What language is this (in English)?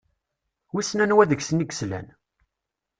Kabyle